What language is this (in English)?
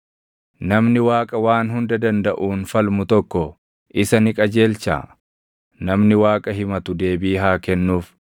Oromo